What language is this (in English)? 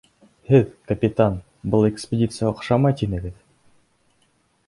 Bashkir